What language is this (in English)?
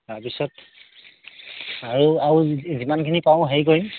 Assamese